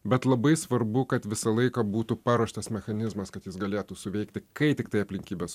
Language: Lithuanian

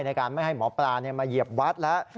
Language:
Thai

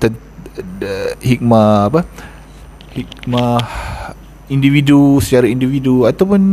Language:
Malay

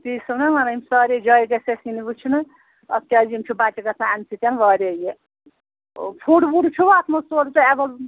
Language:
Kashmiri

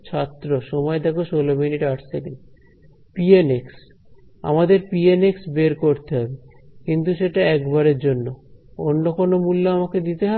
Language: Bangla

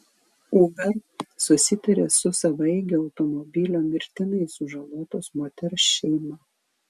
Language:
Lithuanian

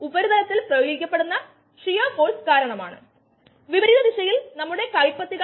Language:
Malayalam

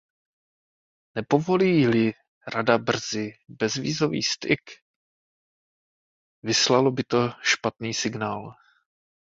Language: Czech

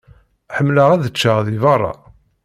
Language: Kabyle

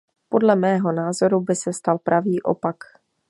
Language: Czech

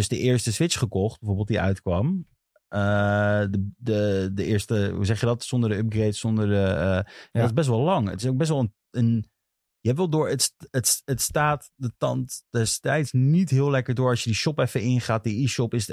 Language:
Dutch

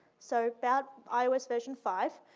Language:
English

